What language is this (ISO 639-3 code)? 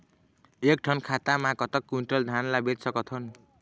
hne